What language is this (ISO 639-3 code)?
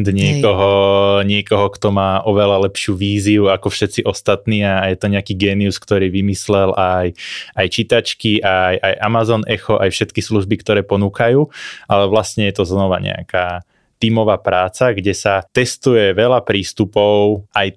slk